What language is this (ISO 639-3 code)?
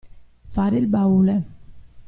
ita